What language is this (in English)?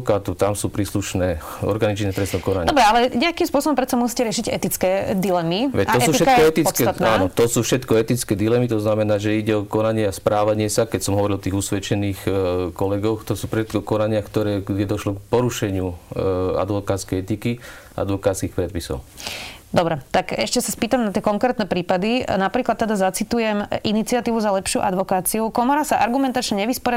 Slovak